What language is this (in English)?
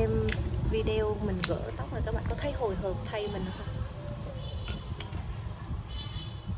Vietnamese